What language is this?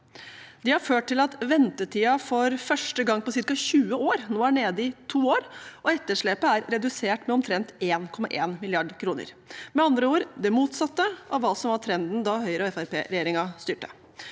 Norwegian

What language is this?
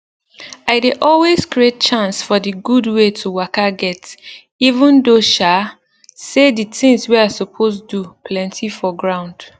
Nigerian Pidgin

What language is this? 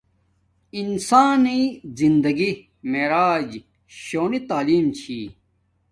Domaaki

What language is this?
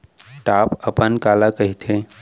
Chhattisgarhi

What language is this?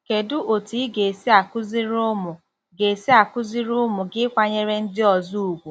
Igbo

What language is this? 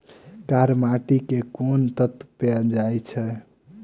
Maithili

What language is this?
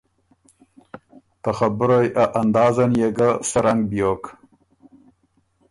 Ormuri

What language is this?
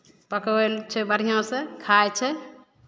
Maithili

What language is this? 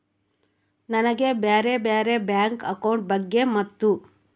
Kannada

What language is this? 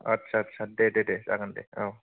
Bodo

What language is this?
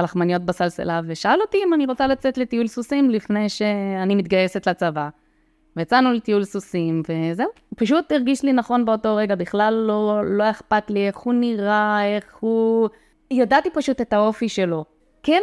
Hebrew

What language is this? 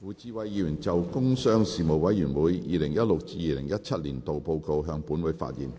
Cantonese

